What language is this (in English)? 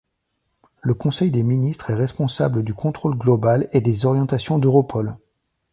French